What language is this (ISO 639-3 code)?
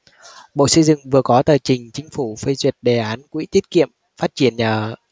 vie